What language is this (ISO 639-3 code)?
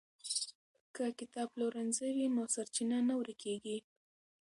pus